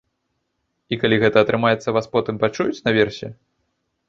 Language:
Belarusian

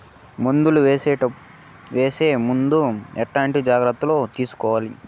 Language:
Telugu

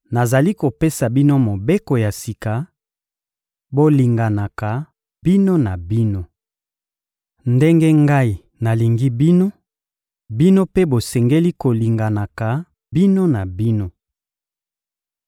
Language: Lingala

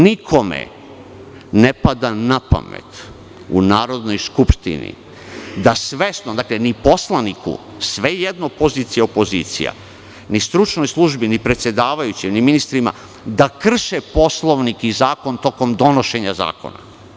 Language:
Serbian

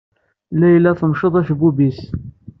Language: Kabyle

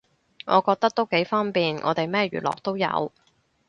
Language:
Cantonese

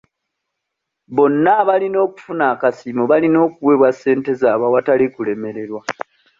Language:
Ganda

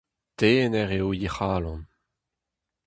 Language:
Breton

